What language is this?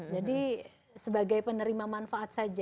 Indonesian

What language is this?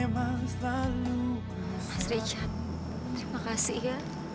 Indonesian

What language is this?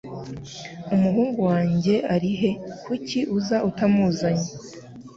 Kinyarwanda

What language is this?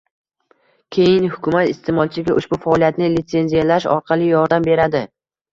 Uzbek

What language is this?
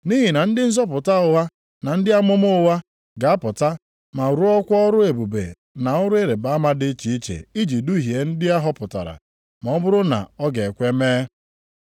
Igbo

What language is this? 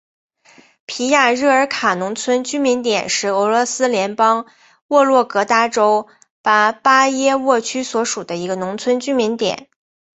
Chinese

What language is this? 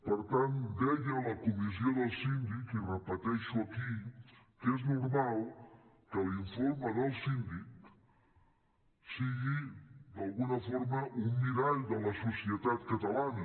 Catalan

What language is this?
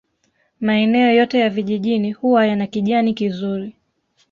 Swahili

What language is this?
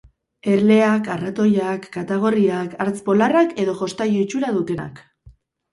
Basque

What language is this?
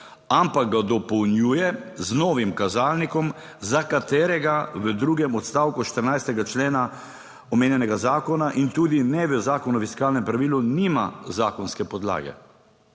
Slovenian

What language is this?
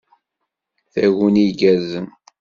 Kabyle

